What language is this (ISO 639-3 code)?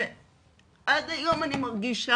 heb